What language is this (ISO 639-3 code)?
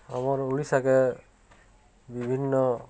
ori